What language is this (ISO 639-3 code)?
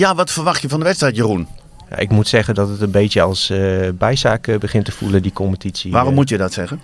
nld